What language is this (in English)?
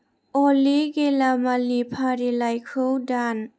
Bodo